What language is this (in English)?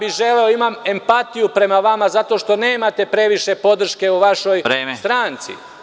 Serbian